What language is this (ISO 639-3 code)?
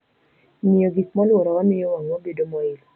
luo